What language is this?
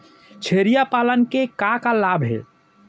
Chhattisgarhi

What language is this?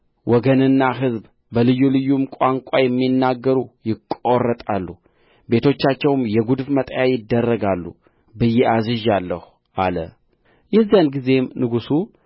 Amharic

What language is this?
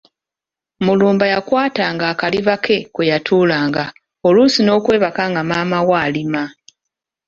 Ganda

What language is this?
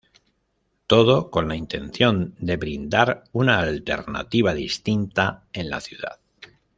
Spanish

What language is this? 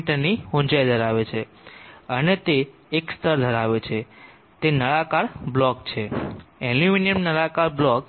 Gujarati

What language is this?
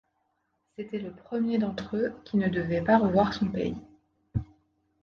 French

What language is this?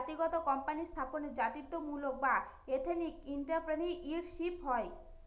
Bangla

